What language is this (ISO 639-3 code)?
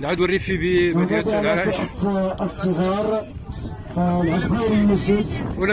ara